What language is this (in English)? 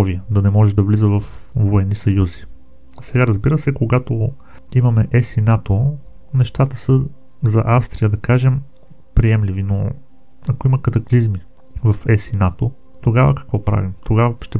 Bulgarian